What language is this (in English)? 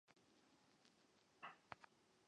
Chinese